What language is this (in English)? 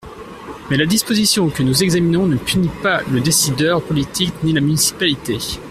French